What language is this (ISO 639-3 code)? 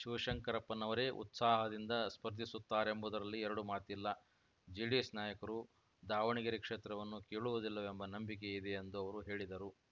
kan